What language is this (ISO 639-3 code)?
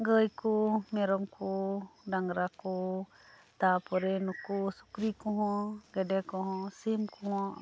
sat